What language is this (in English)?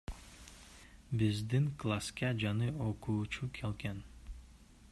Kyrgyz